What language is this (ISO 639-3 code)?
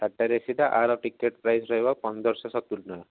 ori